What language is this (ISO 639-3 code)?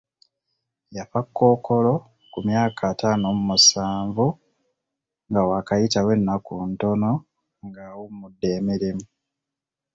lug